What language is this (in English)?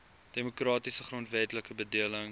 Afrikaans